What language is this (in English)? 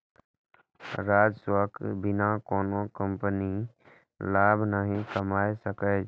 Maithili